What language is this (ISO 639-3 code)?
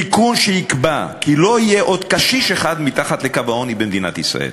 heb